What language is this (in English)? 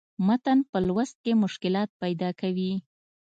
Pashto